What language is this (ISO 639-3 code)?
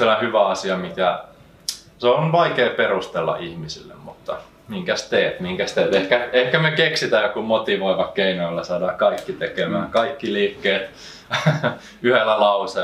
fin